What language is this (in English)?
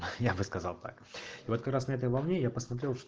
Russian